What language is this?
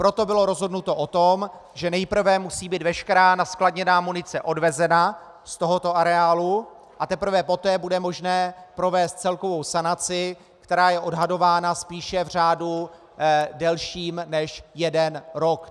Czech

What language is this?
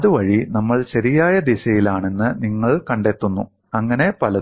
Malayalam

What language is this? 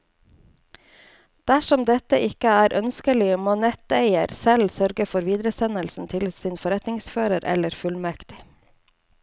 Norwegian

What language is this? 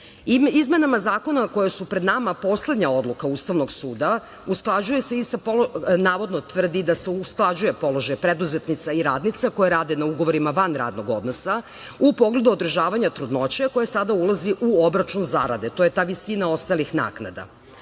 Serbian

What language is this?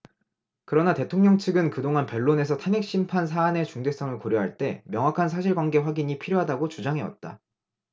Korean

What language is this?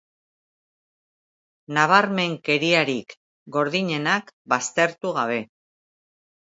Basque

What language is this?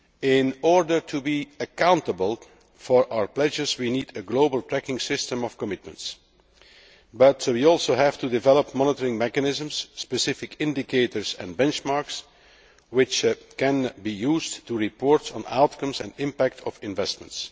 English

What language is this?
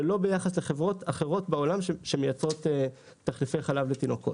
Hebrew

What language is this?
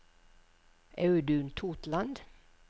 Norwegian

